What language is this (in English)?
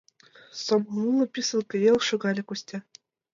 Mari